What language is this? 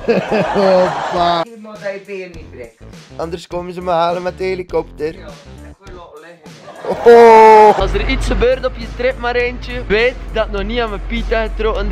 Dutch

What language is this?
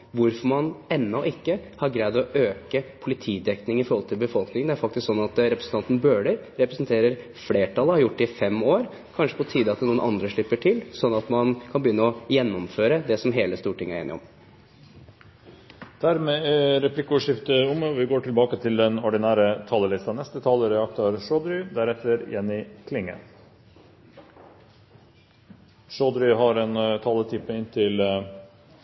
Norwegian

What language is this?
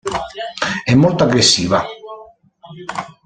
Italian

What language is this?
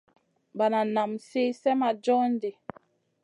Masana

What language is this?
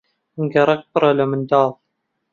Central Kurdish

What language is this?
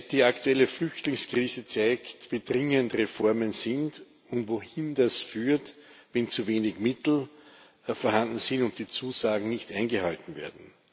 German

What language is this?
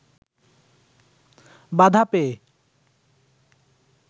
Bangla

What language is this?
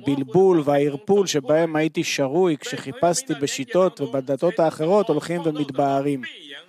Hebrew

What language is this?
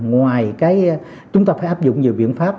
Vietnamese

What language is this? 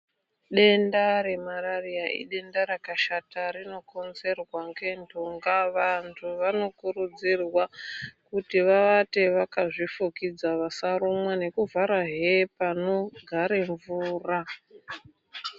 Ndau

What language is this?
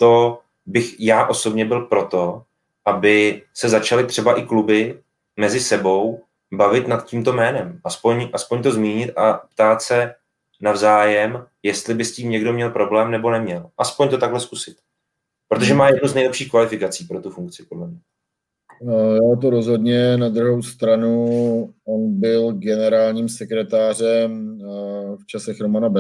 Czech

